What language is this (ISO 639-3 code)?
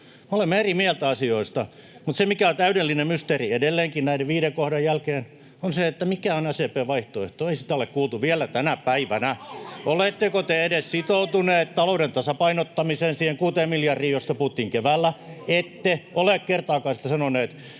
fin